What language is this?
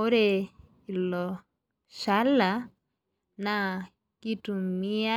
Masai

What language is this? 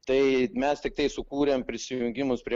Lithuanian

